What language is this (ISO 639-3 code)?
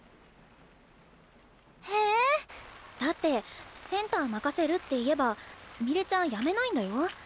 jpn